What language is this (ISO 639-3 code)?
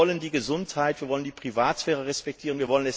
deu